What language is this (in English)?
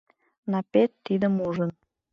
Mari